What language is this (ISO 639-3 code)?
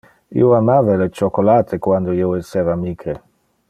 ina